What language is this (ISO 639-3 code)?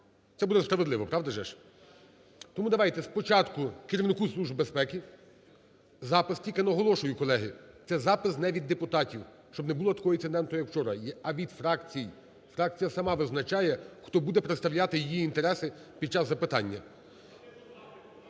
ukr